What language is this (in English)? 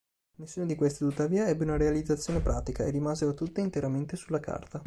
Italian